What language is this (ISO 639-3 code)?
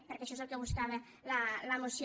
cat